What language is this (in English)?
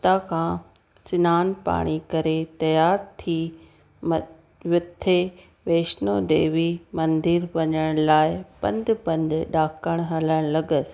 Sindhi